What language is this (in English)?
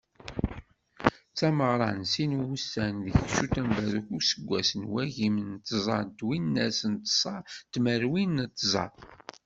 Kabyle